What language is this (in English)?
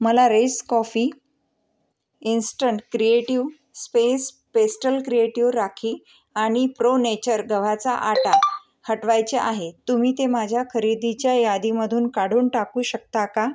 Marathi